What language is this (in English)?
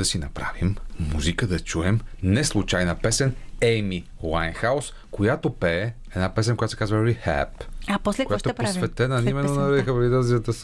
Bulgarian